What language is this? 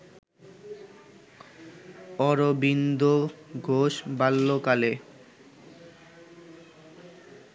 Bangla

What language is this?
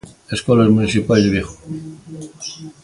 Galician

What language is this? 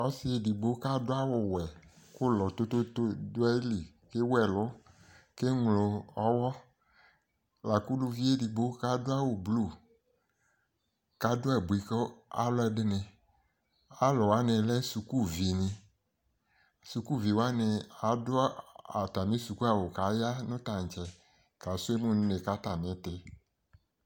Ikposo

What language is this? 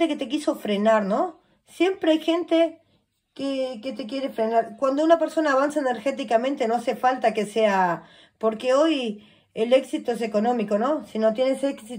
Spanish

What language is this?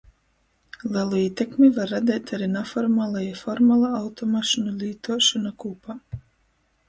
Latgalian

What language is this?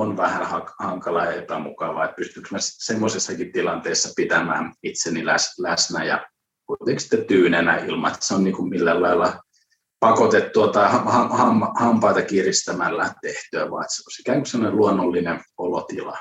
Finnish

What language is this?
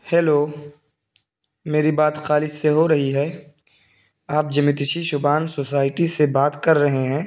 Urdu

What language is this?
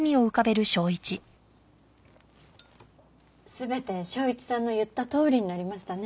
Japanese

